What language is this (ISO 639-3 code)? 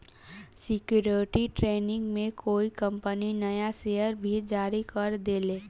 bho